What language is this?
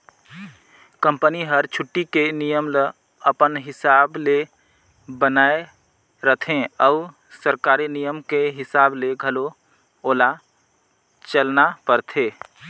Chhattisgarhi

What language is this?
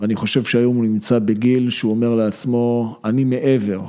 Hebrew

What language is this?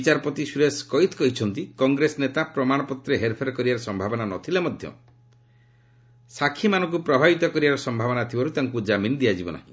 Odia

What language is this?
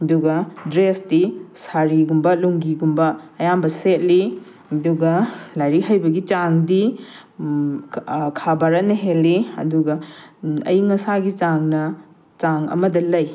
Manipuri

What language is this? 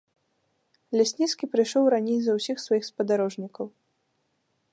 Belarusian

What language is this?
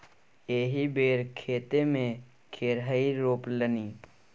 Maithili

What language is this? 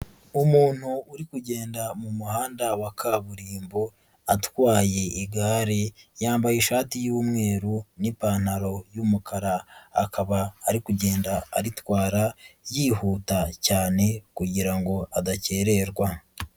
Kinyarwanda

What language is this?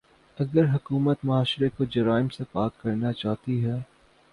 Urdu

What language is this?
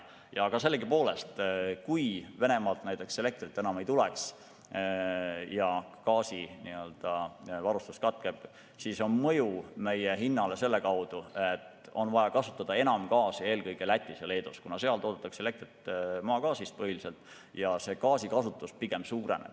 Estonian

